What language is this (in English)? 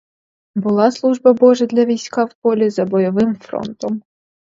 Ukrainian